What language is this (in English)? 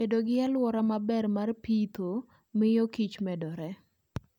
Luo (Kenya and Tanzania)